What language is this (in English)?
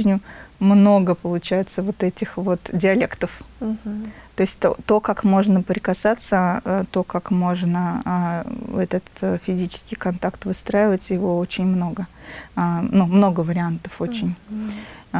Russian